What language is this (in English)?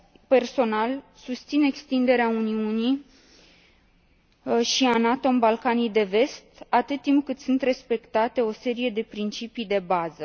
Romanian